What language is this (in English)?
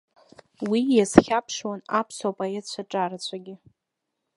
Abkhazian